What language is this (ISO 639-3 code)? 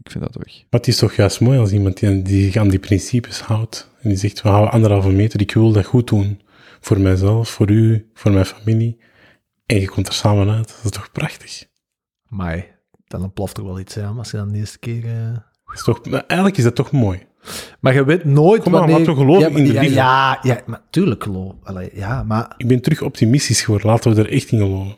nld